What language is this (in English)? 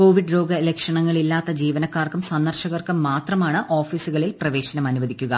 Malayalam